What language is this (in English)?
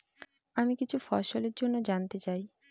Bangla